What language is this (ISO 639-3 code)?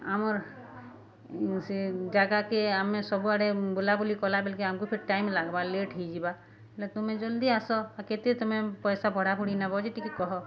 ori